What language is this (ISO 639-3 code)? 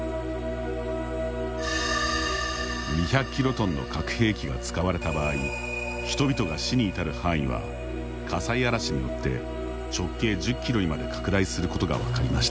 jpn